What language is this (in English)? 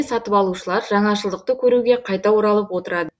Kazakh